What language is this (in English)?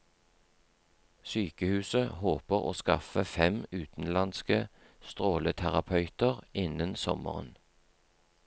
Norwegian